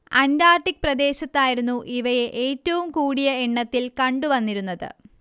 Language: Malayalam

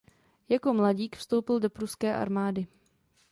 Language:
Czech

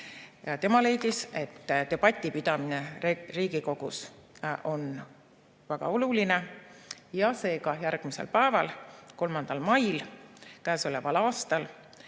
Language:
Estonian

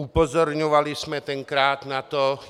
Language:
Czech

